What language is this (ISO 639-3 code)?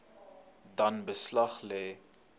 afr